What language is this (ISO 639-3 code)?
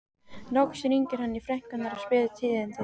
isl